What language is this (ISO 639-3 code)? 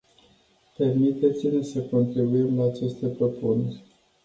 ron